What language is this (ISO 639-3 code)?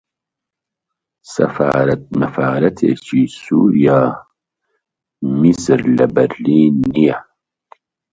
ckb